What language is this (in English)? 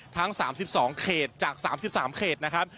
Thai